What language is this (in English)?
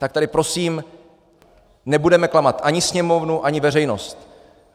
Czech